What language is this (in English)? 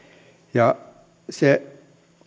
Finnish